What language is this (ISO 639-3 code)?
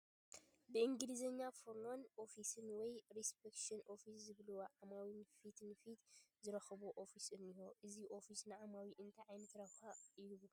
tir